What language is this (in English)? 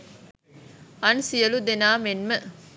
Sinhala